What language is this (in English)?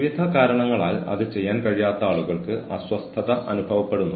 Malayalam